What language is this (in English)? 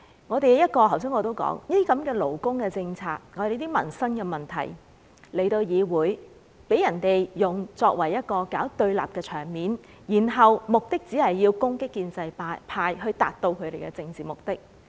Cantonese